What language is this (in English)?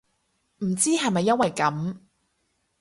Cantonese